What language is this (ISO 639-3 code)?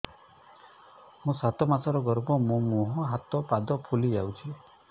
ori